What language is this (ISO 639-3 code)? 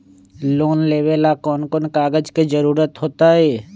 mag